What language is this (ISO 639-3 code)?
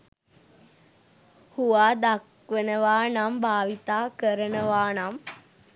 sin